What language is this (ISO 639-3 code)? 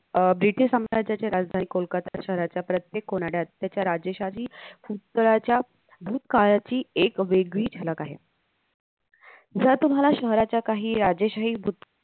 mar